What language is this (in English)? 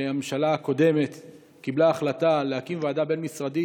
Hebrew